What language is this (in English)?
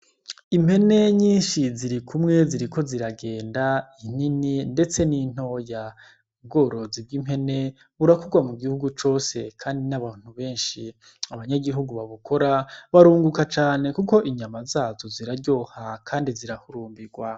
Rundi